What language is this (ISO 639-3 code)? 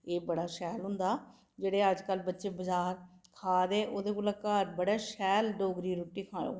doi